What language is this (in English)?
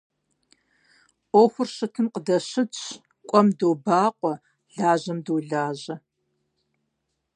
Kabardian